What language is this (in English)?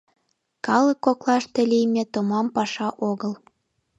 Mari